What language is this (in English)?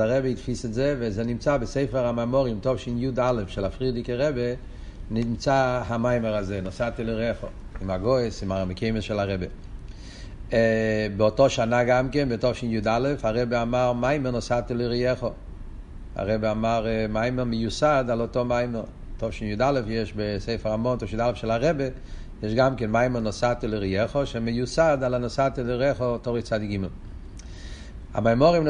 Hebrew